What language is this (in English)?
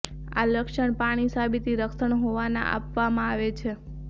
Gujarati